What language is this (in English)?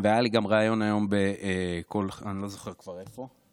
Hebrew